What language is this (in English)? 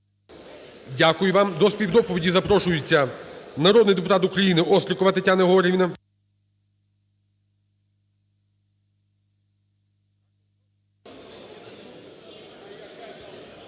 Ukrainian